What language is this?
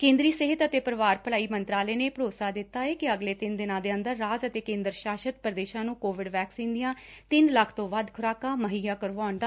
Punjabi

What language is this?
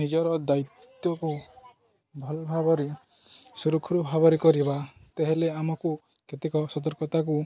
Odia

